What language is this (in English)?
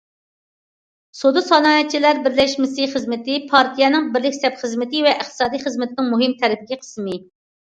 Uyghur